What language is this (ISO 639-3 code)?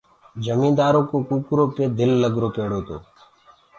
ggg